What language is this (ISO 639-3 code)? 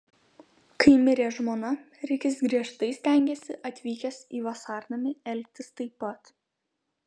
lit